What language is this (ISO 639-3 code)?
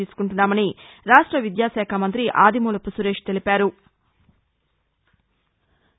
tel